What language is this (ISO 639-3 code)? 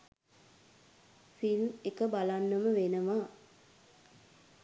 sin